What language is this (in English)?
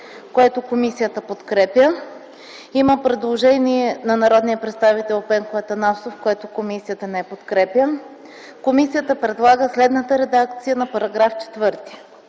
Bulgarian